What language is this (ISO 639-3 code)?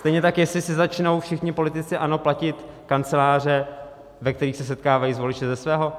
ces